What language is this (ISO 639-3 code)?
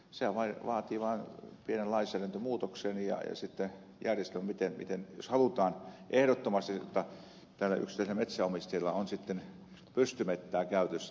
fin